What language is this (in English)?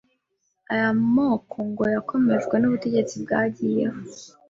Kinyarwanda